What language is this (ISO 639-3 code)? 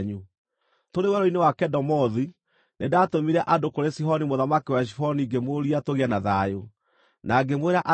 kik